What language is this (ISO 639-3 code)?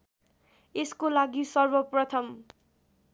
nep